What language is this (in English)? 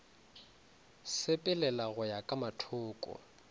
Northern Sotho